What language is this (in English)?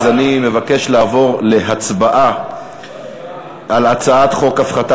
Hebrew